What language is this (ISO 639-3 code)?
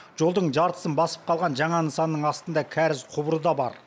kaz